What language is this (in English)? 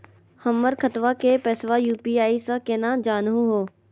Magahi